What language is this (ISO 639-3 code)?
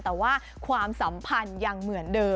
tha